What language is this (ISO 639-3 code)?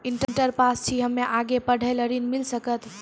mai